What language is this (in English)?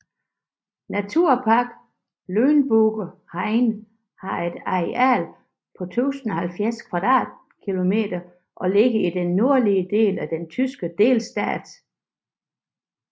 Danish